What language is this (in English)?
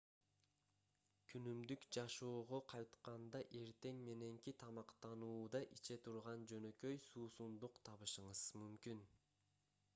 Kyrgyz